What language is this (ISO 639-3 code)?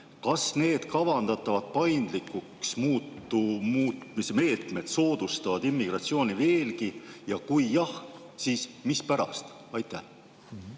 est